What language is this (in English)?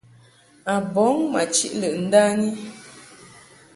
Mungaka